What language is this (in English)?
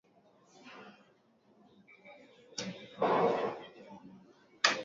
Swahili